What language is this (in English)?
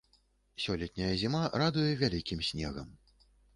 Belarusian